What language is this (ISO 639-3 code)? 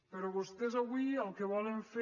cat